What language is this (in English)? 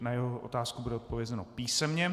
Czech